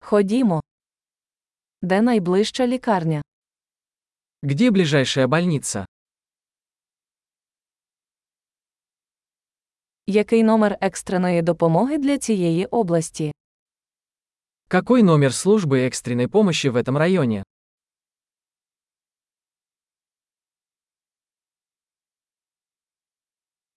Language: Ukrainian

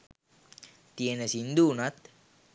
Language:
Sinhala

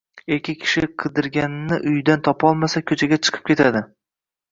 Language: Uzbek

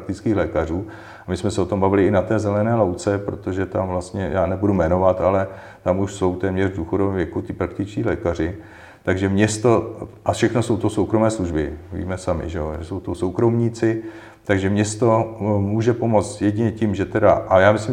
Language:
Czech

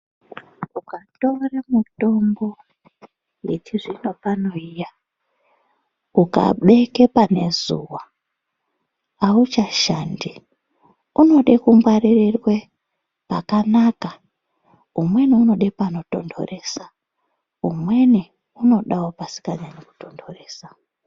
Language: Ndau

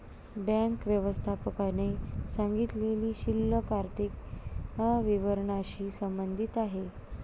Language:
Marathi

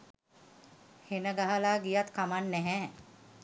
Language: Sinhala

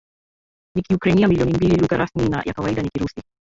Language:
Swahili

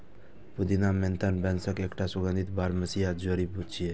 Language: Maithili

